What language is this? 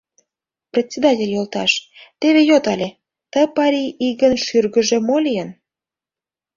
Mari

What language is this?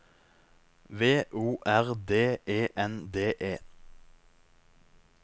Norwegian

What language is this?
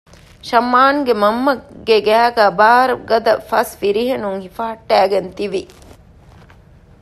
Divehi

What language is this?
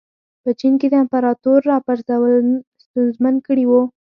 Pashto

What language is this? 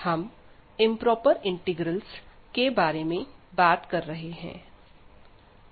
Hindi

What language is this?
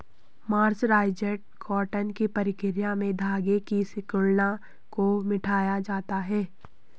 Hindi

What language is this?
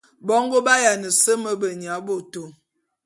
Bulu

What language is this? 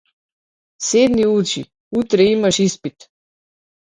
Macedonian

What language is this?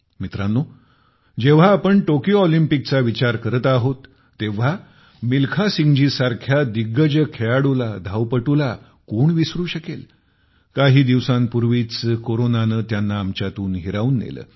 Marathi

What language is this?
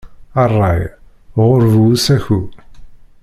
Kabyle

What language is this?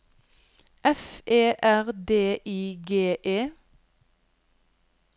Norwegian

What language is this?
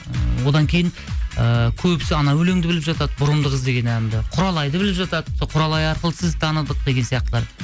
Kazakh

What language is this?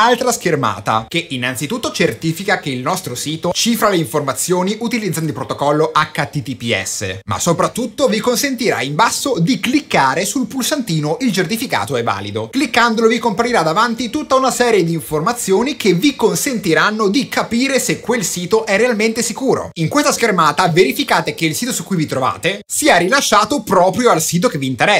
Italian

